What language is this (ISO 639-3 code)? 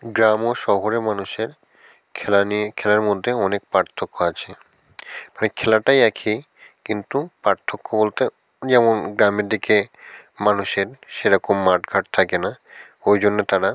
ben